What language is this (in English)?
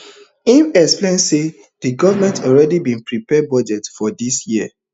Nigerian Pidgin